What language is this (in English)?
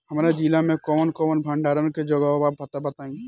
Bhojpuri